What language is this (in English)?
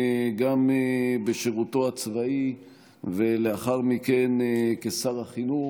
Hebrew